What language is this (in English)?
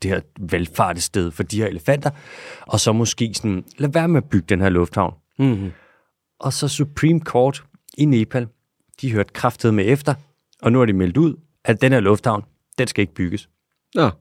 Danish